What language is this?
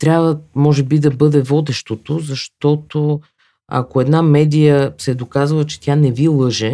Bulgarian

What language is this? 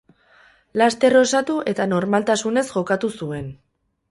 Basque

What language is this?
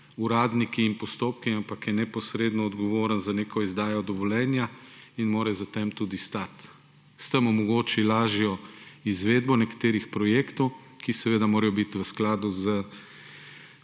Slovenian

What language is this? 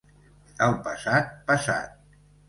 Catalan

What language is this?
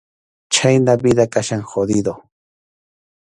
Arequipa-La Unión Quechua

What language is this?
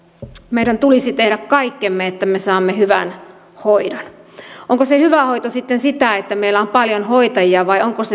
Finnish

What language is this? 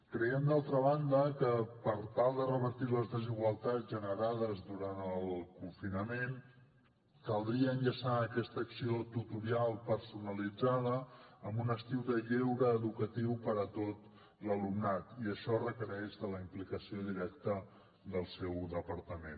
Catalan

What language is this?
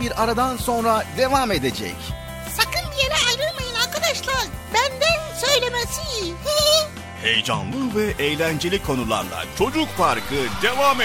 Turkish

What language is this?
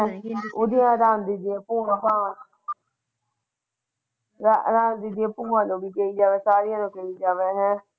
Punjabi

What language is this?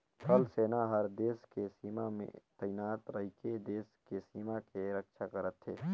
Chhattisgarhi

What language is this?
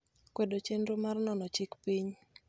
Luo (Kenya and Tanzania)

